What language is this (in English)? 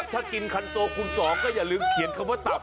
Thai